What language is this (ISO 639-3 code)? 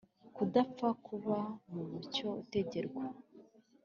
kin